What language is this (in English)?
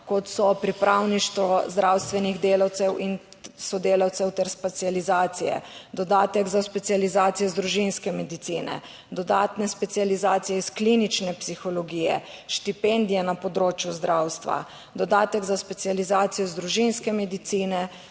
Slovenian